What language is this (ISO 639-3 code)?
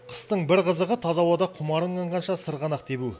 kaz